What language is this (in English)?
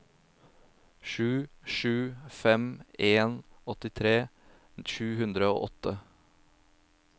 Norwegian